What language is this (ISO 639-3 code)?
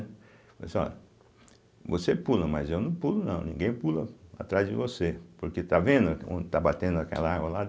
por